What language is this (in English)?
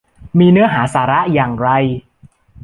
Thai